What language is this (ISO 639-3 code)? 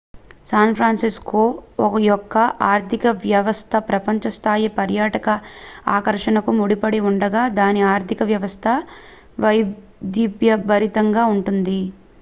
tel